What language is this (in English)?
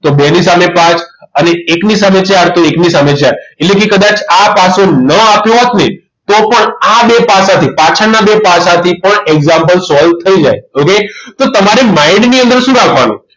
Gujarati